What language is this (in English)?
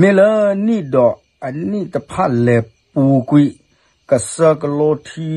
Thai